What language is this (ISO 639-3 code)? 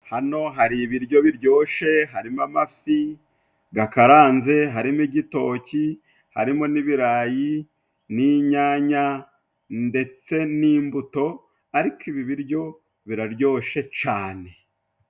kin